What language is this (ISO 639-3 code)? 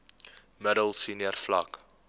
afr